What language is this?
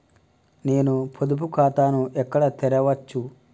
Telugu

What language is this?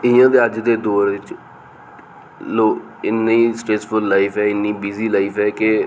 Dogri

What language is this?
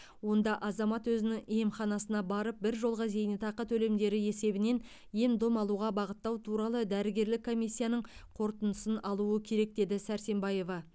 Kazakh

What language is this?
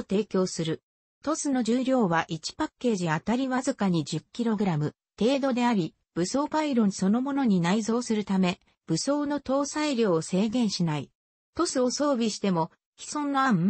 Japanese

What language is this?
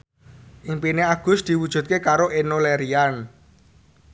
Javanese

